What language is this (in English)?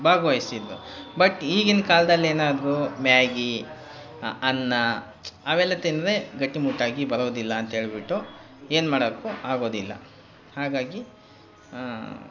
Kannada